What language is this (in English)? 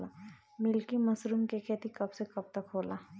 Bhojpuri